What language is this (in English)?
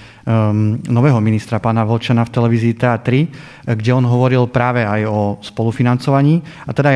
Slovak